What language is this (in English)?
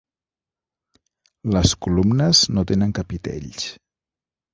Catalan